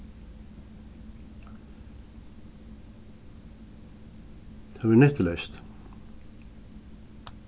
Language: Faroese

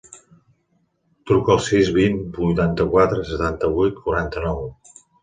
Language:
Catalan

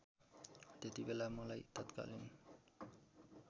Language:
Nepali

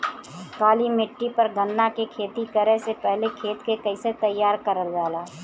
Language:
Bhojpuri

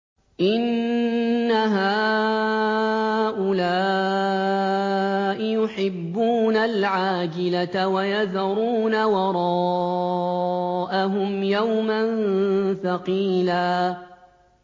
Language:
Arabic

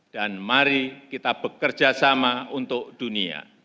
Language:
Indonesian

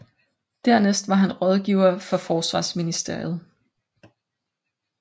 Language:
Danish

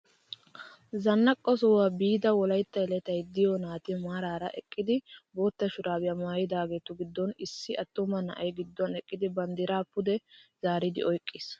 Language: Wolaytta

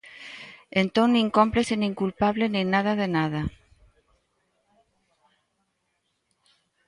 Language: Galician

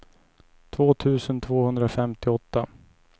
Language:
Swedish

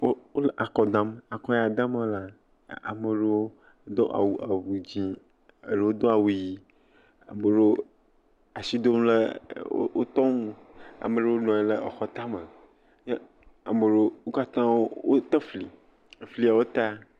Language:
Ewe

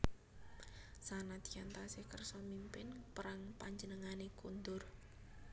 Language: Javanese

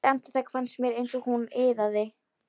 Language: Icelandic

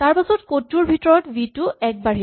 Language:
Assamese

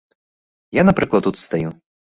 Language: Belarusian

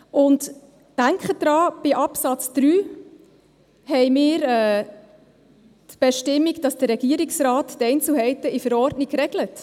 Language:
Swiss German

